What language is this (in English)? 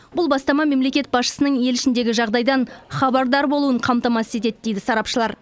Kazakh